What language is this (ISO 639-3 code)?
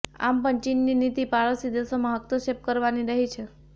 guj